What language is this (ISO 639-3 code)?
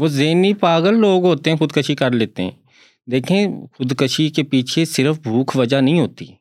urd